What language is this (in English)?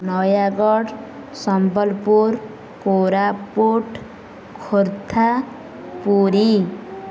Odia